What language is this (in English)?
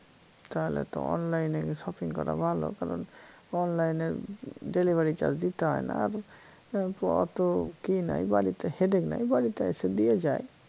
Bangla